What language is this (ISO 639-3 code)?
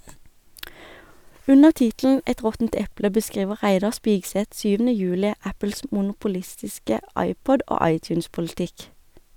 nor